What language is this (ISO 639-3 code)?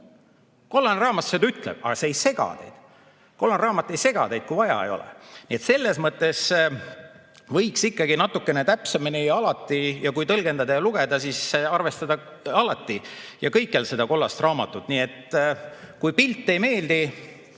est